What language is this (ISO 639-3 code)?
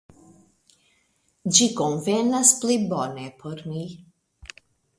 epo